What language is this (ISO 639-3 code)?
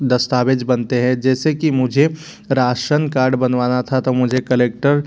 hin